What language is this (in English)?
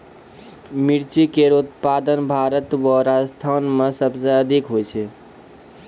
Maithili